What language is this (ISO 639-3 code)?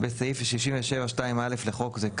heb